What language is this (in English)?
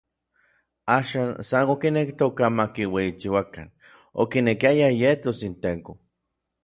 Orizaba Nahuatl